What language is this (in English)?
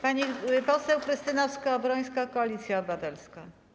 Polish